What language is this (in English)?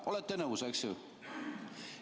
Estonian